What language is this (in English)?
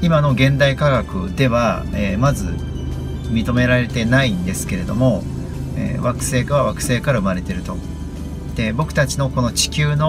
Japanese